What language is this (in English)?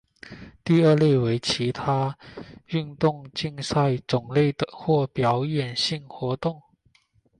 Chinese